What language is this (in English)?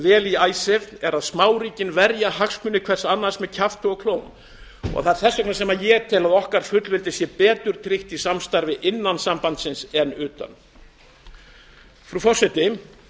Icelandic